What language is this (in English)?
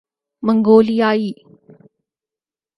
Urdu